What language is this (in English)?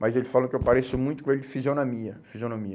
Portuguese